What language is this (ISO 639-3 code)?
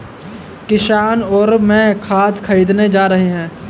hin